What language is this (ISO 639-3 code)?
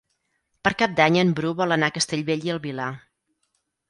cat